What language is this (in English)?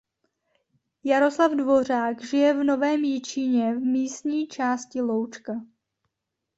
Czech